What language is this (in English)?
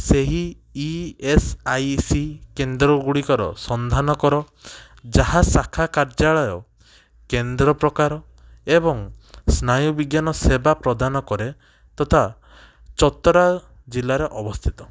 Odia